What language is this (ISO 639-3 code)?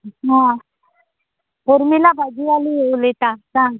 kok